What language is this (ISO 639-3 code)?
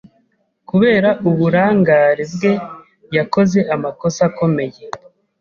kin